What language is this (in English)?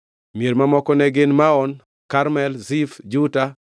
Luo (Kenya and Tanzania)